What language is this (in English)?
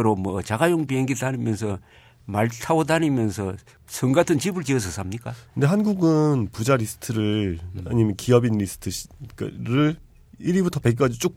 Korean